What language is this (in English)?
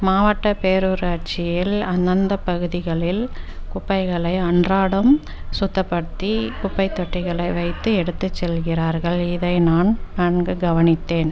Tamil